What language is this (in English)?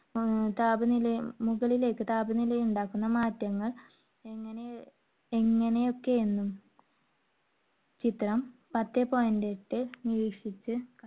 Malayalam